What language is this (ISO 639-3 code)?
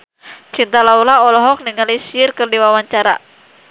sun